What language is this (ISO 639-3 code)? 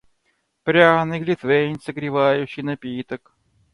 rus